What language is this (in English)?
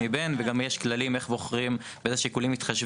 Hebrew